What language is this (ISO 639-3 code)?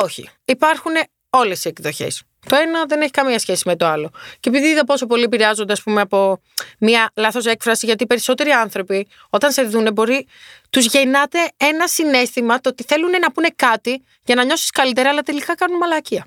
ell